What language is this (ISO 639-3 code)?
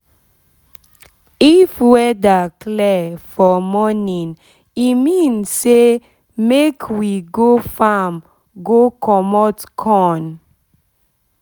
pcm